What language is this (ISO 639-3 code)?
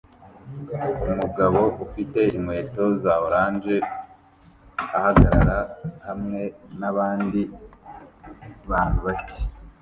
kin